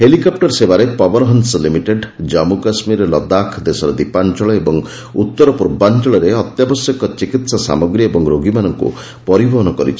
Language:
Odia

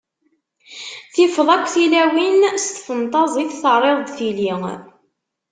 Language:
Kabyle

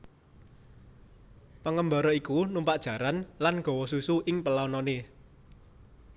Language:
Javanese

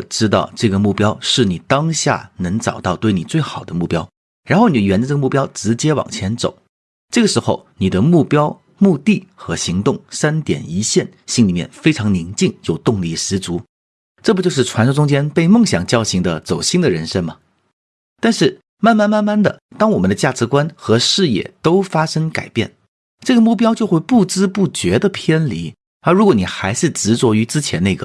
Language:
Chinese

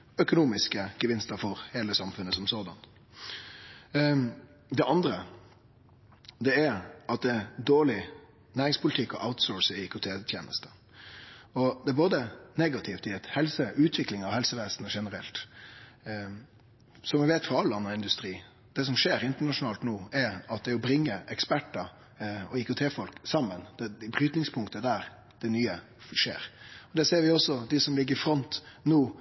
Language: Norwegian Nynorsk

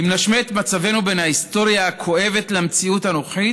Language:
Hebrew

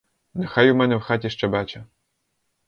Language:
Ukrainian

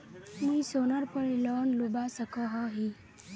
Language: Magahi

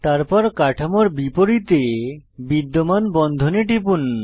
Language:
Bangla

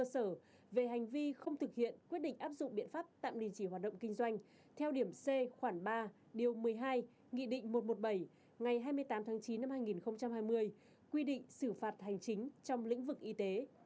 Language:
Vietnamese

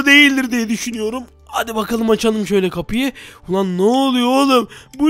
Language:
Turkish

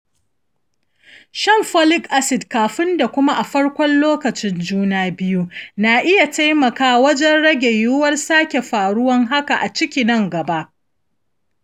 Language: Hausa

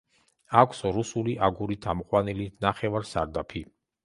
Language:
Georgian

